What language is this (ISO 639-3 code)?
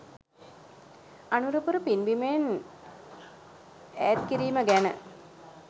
sin